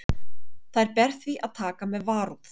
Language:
Icelandic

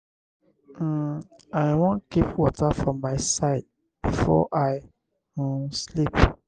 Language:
Nigerian Pidgin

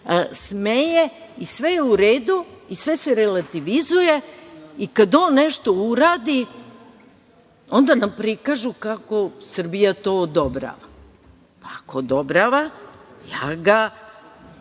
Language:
Serbian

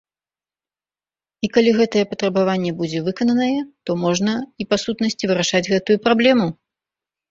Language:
Belarusian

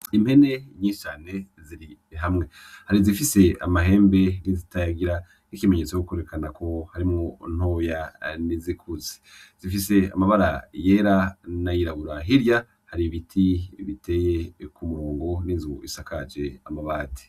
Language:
Rundi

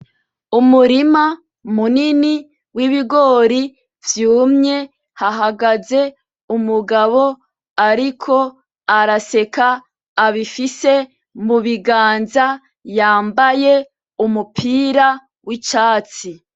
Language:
Rundi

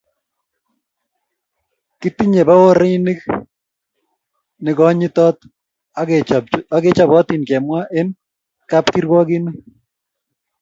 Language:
Kalenjin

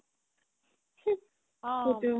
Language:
Assamese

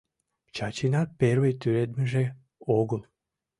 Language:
Mari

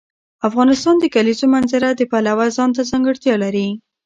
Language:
Pashto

